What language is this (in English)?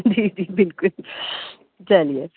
Urdu